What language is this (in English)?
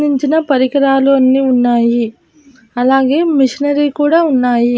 Telugu